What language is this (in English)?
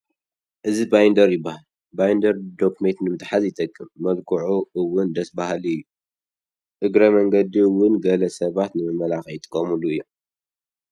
Tigrinya